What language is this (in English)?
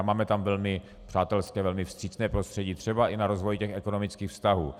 Czech